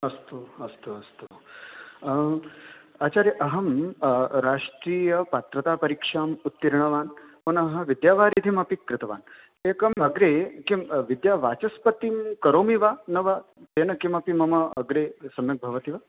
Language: Sanskrit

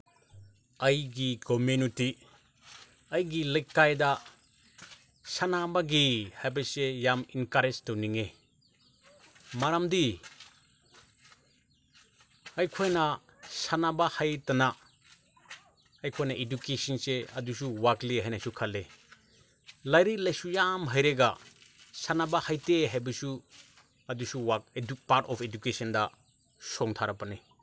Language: Manipuri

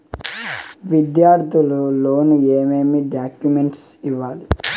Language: Telugu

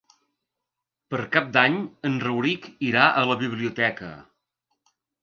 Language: Catalan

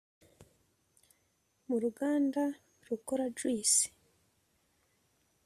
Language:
Kinyarwanda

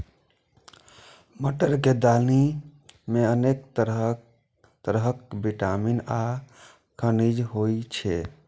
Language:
Maithili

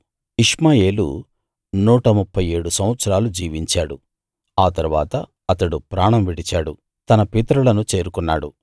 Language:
Telugu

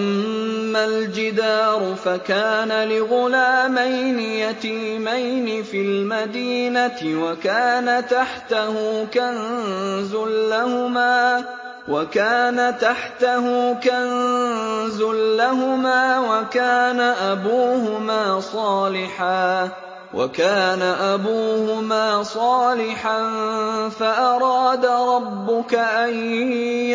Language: Arabic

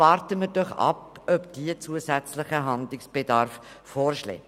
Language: Swiss German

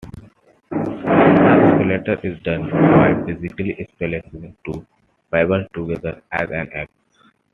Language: English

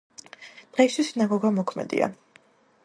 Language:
Georgian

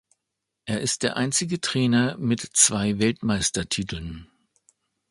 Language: German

